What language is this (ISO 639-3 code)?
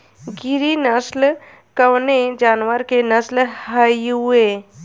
bho